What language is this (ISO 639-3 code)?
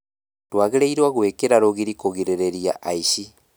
kik